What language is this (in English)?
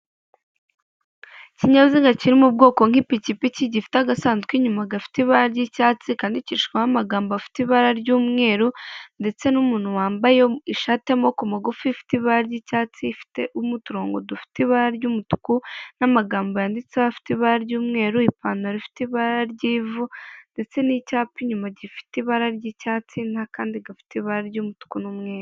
Kinyarwanda